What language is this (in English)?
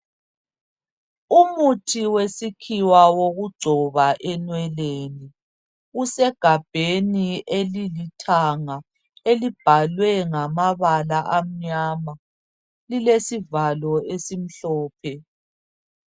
North Ndebele